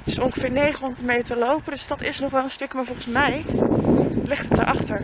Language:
Dutch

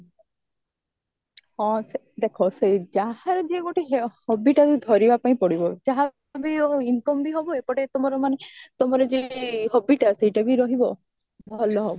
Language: Odia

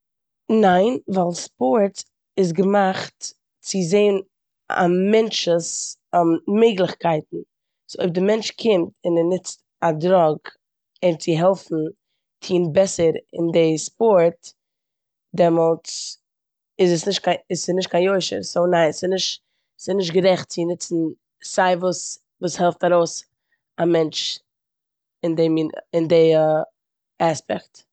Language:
Yiddish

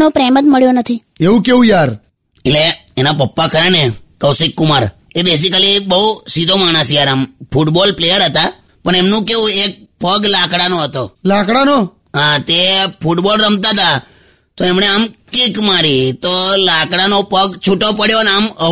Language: Hindi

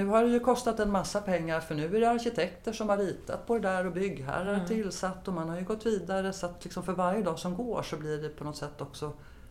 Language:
Swedish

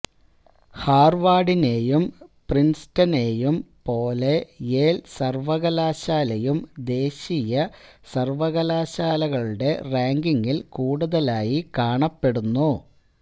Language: Malayalam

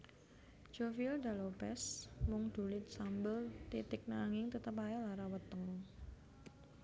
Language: Javanese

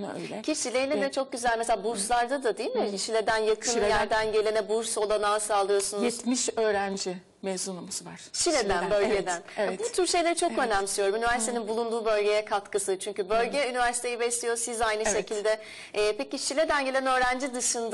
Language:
Turkish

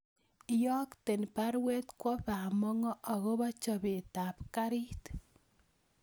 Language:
Kalenjin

